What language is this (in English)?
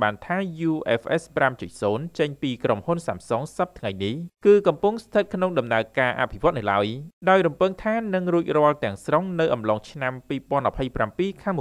Thai